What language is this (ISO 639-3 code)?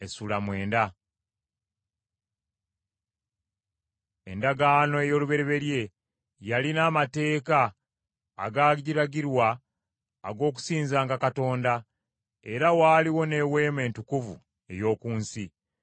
lug